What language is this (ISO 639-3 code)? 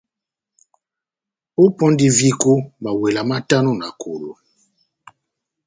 bnm